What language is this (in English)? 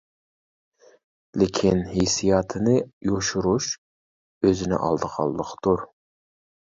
Uyghur